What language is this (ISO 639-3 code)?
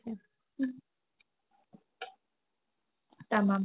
asm